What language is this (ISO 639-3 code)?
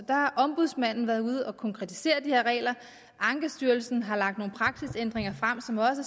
dan